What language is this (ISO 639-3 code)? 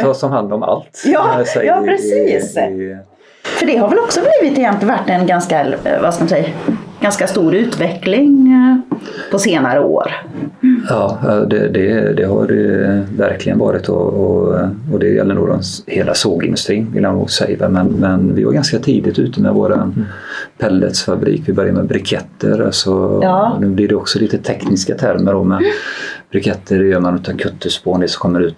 swe